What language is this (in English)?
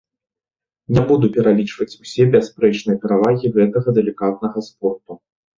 Belarusian